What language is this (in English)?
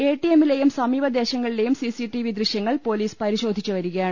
Malayalam